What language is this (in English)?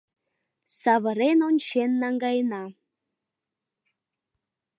Mari